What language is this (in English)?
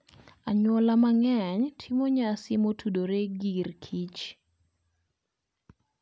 Luo (Kenya and Tanzania)